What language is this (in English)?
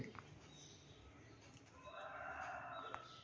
Telugu